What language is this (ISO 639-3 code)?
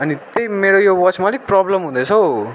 nep